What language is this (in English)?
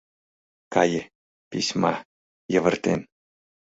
Mari